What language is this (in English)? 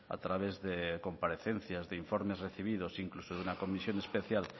Spanish